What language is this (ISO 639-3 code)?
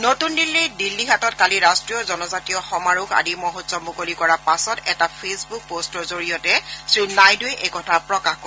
asm